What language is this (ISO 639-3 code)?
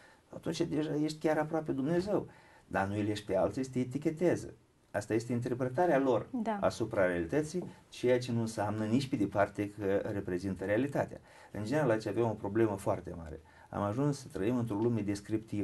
ron